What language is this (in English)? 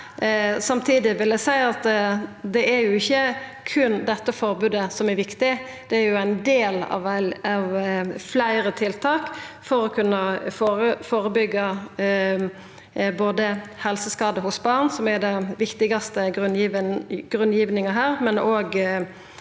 Norwegian